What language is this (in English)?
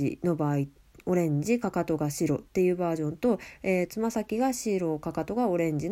Japanese